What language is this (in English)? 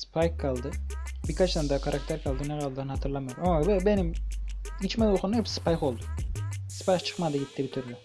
Turkish